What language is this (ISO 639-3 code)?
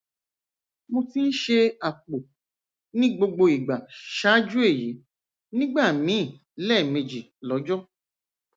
yor